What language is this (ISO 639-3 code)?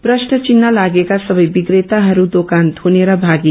nep